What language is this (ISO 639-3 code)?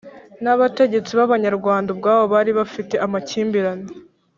kin